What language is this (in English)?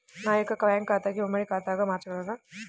Telugu